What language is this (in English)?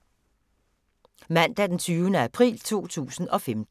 Danish